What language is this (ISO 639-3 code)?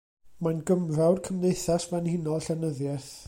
cym